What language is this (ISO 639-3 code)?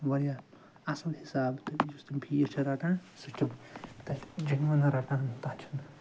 kas